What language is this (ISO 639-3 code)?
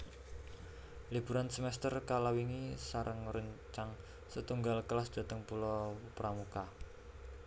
jav